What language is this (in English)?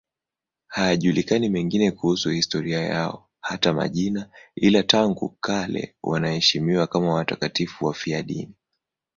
Swahili